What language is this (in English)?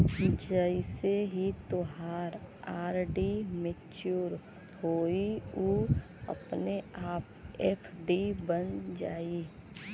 Bhojpuri